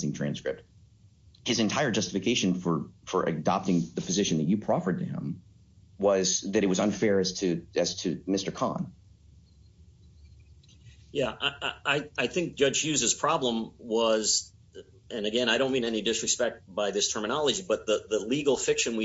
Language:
English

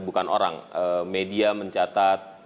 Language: Indonesian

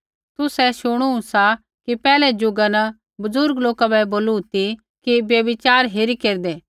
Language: Kullu Pahari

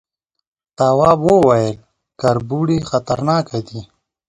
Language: Pashto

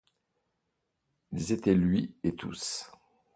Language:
French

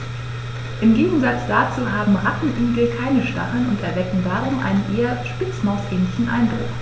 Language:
German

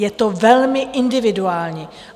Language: Czech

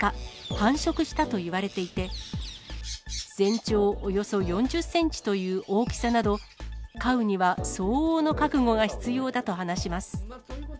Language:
Japanese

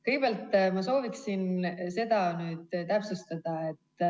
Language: Estonian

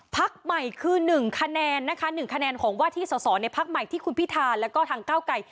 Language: Thai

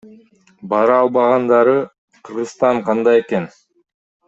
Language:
Kyrgyz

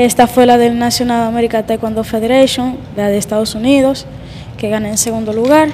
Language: Spanish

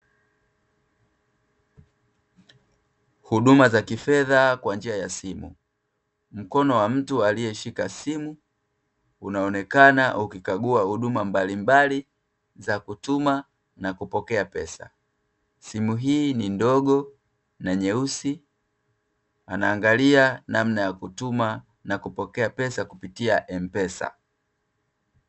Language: Swahili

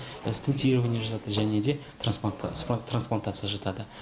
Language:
Kazakh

